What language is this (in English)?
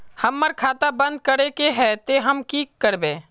Magahi